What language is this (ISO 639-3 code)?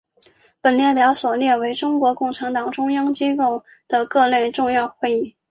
zho